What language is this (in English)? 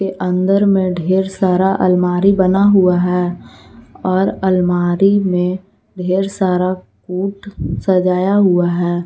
Hindi